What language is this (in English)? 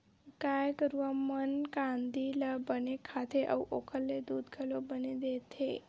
Chhattisgarhi